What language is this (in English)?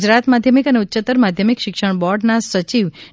Gujarati